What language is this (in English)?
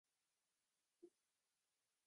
Chinese